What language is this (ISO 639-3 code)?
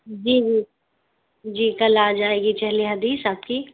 urd